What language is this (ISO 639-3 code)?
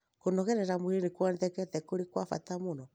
kik